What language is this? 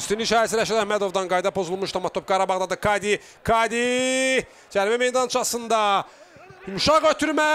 Turkish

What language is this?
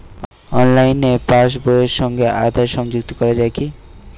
Bangla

